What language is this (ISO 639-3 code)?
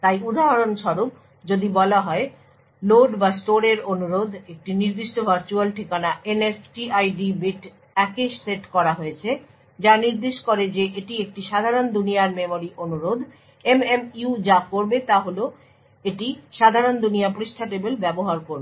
ben